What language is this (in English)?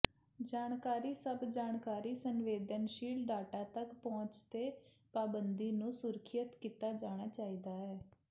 Punjabi